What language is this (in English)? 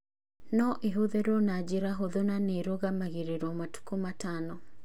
Kikuyu